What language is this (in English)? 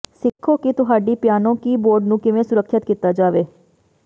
Punjabi